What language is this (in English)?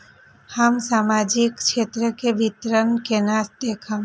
Maithili